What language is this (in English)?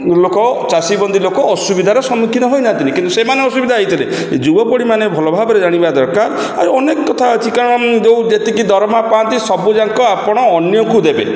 Odia